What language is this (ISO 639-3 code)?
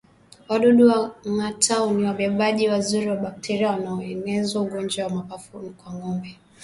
swa